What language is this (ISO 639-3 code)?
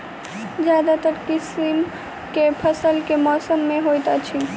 mai